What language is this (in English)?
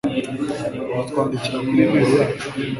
Kinyarwanda